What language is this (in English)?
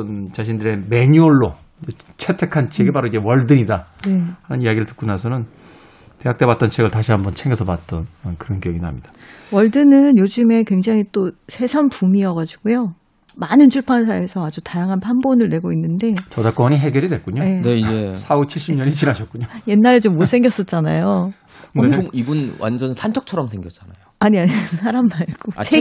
Korean